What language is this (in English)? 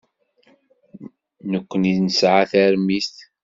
Kabyle